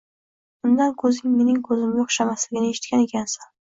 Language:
Uzbek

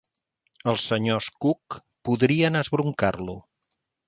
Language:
Catalan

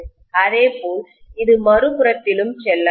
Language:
Tamil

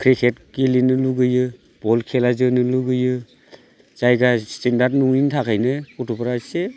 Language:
Bodo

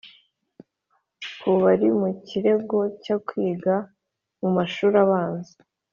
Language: Kinyarwanda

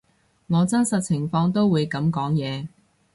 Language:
Cantonese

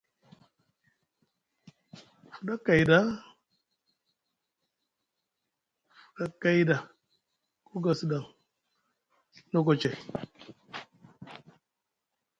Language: Musgu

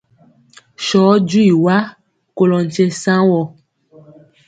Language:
Mpiemo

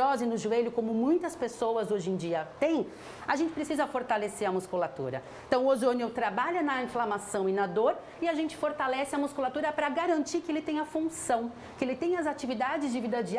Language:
Portuguese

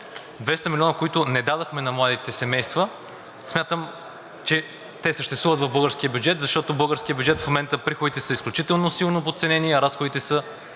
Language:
Bulgarian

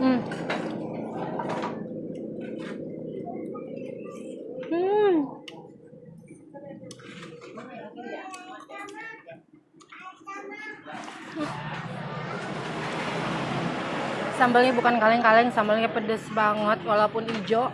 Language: Indonesian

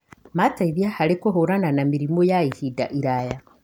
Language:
Kikuyu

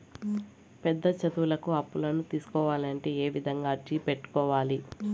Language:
Telugu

